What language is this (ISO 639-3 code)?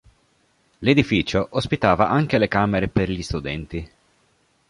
ita